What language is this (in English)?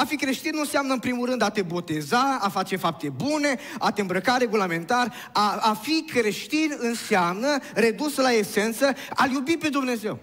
Romanian